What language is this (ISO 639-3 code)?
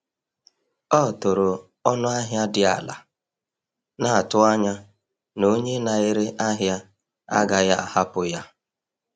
ibo